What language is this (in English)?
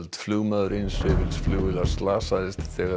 Icelandic